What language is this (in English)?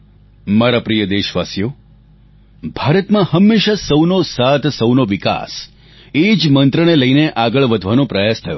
Gujarati